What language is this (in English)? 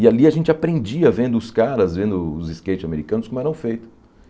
Portuguese